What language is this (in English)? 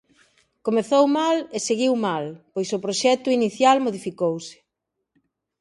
Galician